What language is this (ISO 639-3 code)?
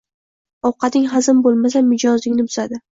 uzb